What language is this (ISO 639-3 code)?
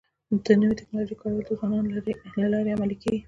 pus